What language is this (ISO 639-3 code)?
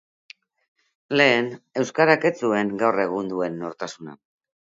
eus